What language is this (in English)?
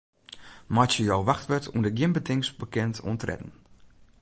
Western Frisian